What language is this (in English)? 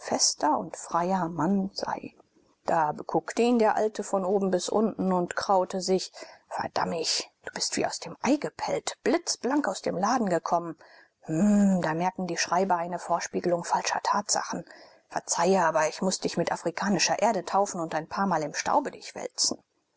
German